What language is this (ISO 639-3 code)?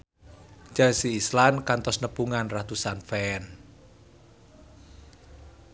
sun